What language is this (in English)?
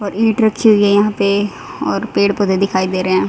Hindi